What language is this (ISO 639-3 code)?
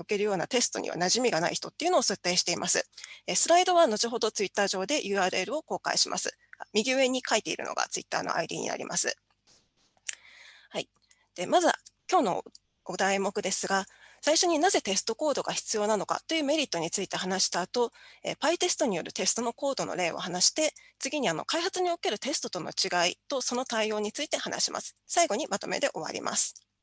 jpn